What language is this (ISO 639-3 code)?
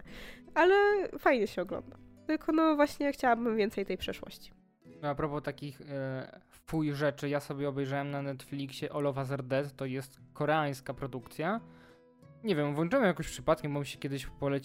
pol